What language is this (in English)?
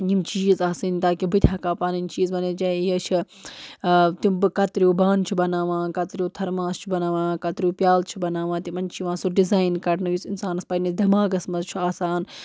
Kashmiri